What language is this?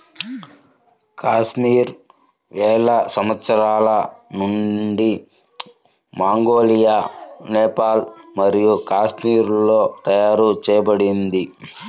Telugu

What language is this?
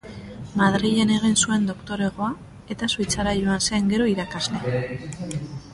Basque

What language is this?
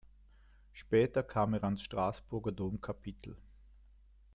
German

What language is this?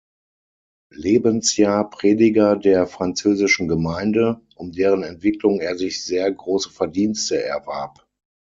German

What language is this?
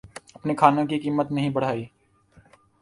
Urdu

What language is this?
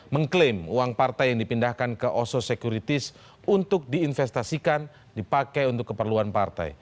Indonesian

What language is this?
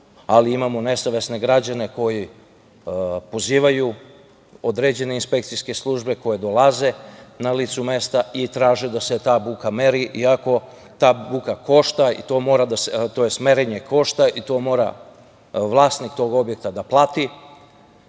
Serbian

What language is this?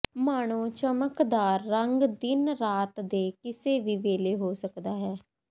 Punjabi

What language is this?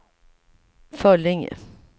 Swedish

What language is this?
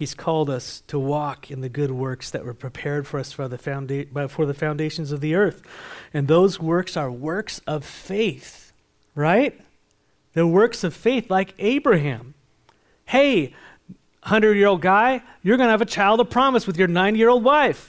English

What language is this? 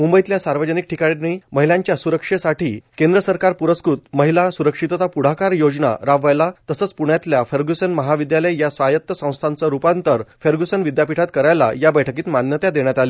Marathi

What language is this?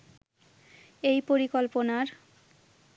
Bangla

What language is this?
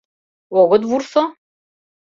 Mari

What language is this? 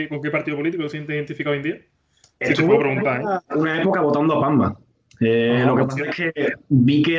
Spanish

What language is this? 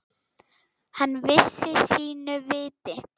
Icelandic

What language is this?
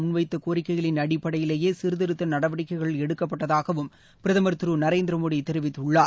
Tamil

